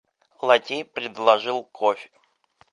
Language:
Russian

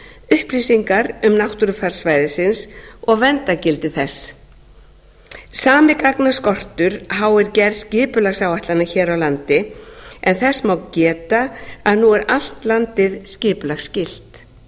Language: Icelandic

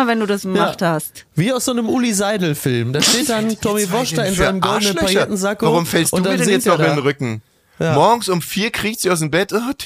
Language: German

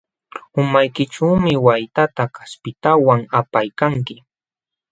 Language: Jauja Wanca Quechua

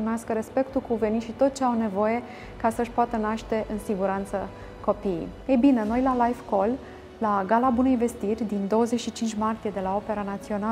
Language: Romanian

